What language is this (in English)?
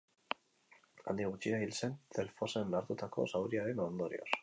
Basque